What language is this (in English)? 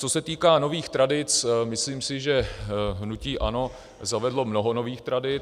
Czech